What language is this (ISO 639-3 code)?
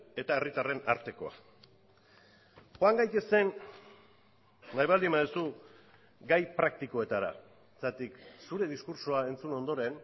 eus